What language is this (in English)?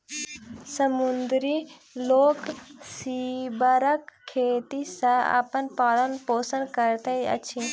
Maithili